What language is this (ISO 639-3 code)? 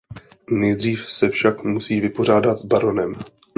ces